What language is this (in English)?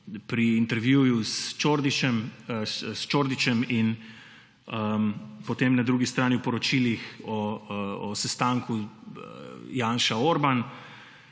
Slovenian